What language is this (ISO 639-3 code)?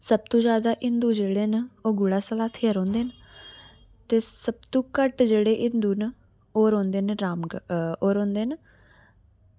doi